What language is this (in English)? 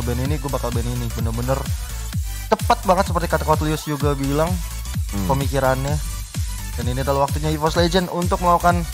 Indonesian